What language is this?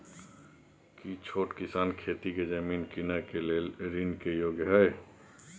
Maithili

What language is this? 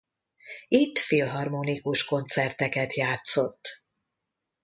Hungarian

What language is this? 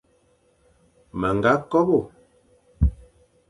Fang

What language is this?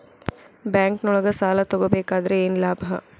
Kannada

